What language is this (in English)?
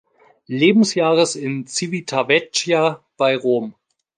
German